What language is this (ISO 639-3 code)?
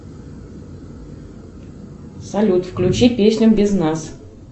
rus